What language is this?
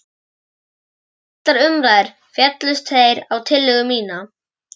Icelandic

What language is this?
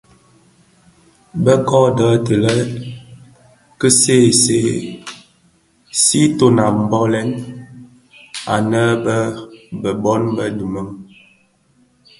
Bafia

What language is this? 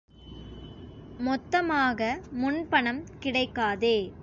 Tamil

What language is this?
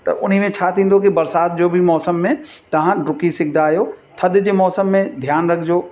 Sindhi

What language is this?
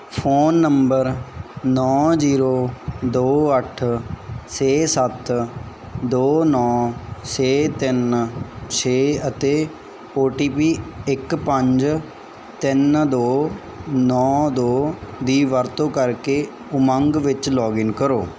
Punjabi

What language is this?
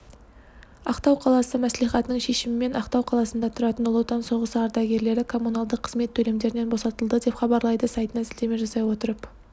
Kazakh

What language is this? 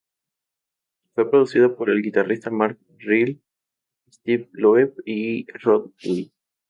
Spanish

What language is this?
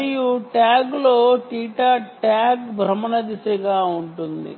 Telugu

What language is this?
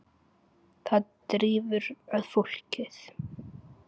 Icelandic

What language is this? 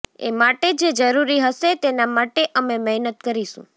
Gujarati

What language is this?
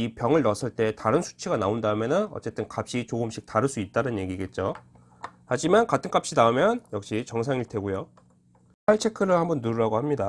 Korean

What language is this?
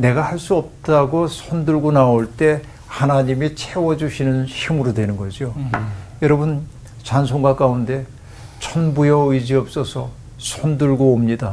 Korean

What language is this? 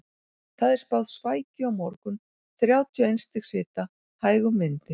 Icelandic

